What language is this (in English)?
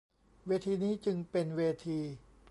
Thai